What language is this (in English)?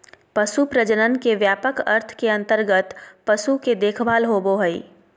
Magahi